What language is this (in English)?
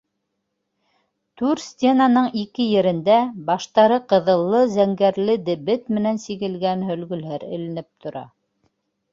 Bashkir